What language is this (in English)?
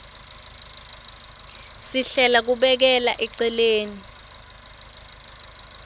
Swati